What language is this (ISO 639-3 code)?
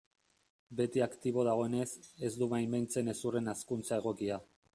eus